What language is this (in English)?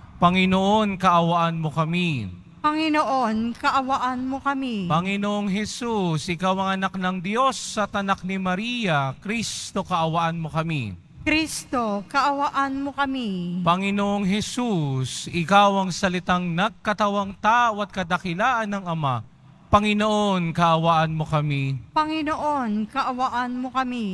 Filipino